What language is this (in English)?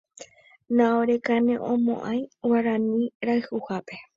Guarani